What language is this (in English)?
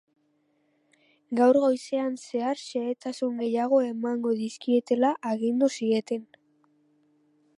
Basque